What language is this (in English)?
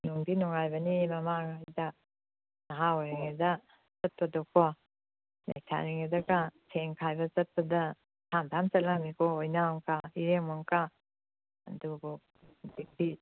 Manipuri